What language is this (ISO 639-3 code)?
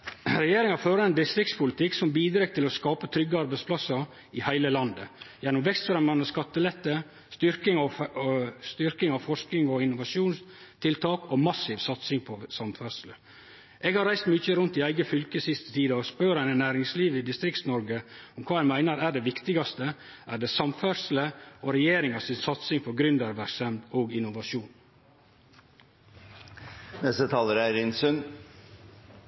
nno